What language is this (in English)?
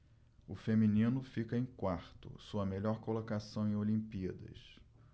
Portuguese